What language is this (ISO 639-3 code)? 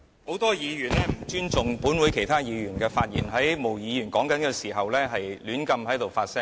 yue